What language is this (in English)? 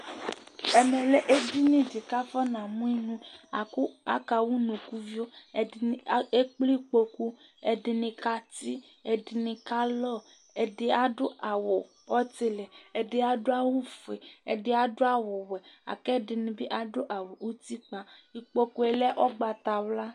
Ikposo